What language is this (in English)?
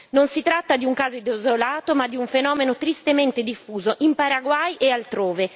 Italian